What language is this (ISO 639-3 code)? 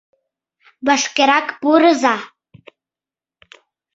chm